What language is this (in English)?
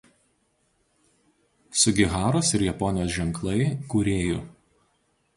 Lithuanian